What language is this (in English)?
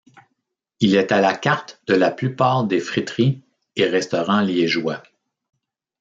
French